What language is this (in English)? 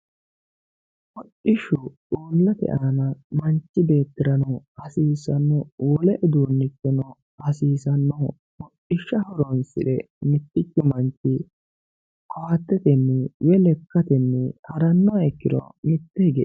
Sidamo